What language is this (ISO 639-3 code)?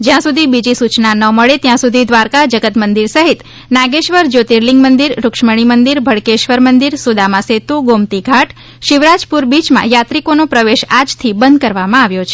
guj